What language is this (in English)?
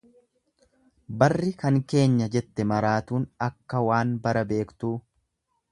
Oromo